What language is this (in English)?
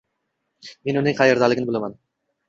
Uzbek